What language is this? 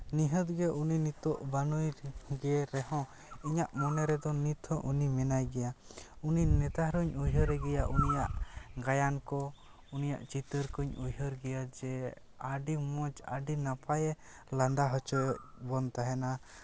Santali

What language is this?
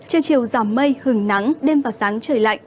Vietnamese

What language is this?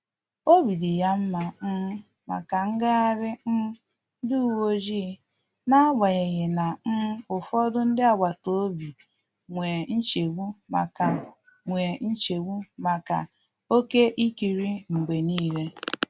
Igbo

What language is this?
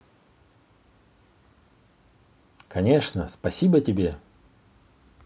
Russian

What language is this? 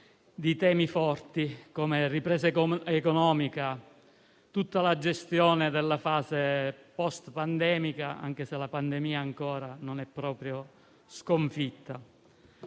Italian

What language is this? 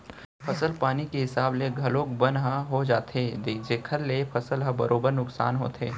Chhattisgarhi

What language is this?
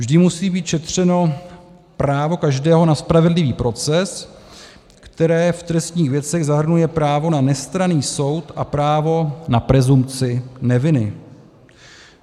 Czech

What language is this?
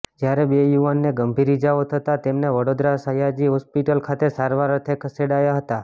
Gujarati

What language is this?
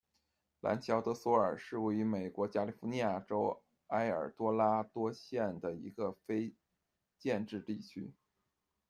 Chinese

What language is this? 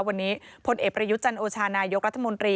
Thai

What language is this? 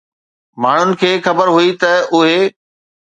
Sindhi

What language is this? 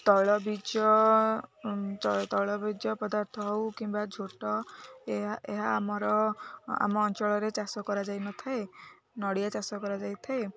Odia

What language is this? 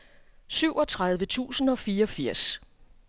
Danish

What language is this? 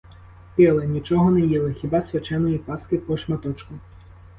Ukrainian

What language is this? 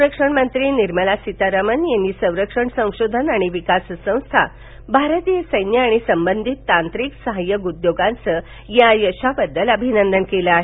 Marathi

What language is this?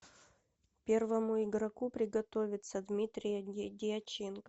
Russian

